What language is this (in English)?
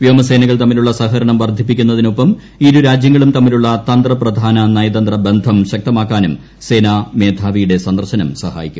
Malayalam